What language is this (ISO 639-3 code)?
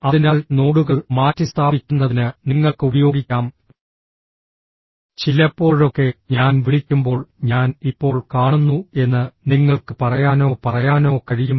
mal